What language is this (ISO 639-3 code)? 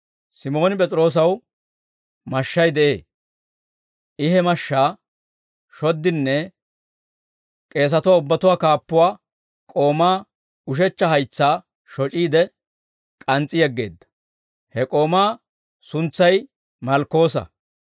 dwr